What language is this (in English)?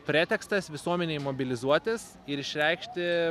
Lithuanian